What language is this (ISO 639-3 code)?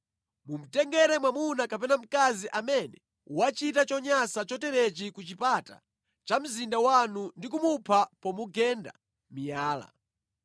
nya